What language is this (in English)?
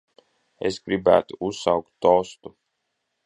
Latvian